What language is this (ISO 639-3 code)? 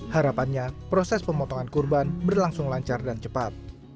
ind